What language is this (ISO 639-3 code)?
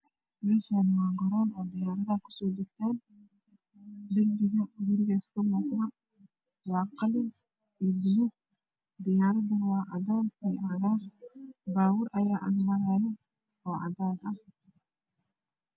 som